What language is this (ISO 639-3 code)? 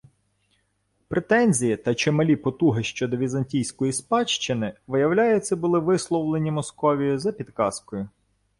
ukr